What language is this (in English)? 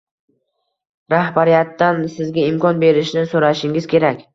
Uzbek